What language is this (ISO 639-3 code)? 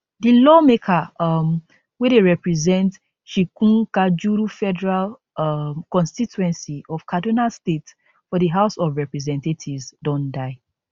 pcm